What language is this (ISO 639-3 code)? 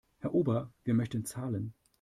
deu